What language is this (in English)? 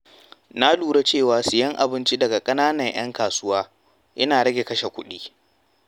Hausa